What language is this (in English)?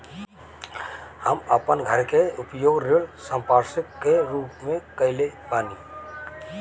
Bhojpuri